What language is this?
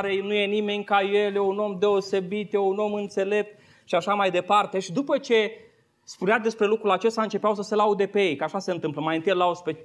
Romanian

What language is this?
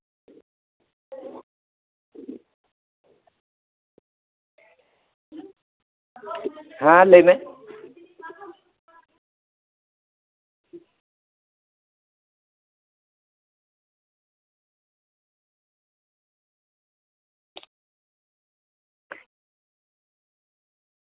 Santali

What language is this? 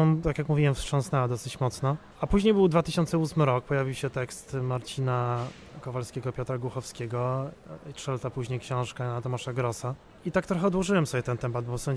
Polish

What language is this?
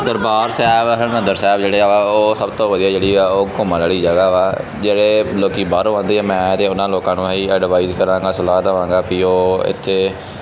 Punjabi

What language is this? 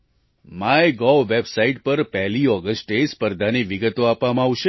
Gujarati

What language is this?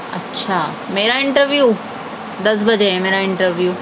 Urdu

